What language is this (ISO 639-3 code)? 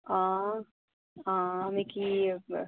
doi